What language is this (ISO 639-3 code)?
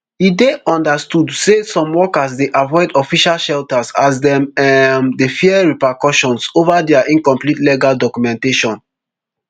pcm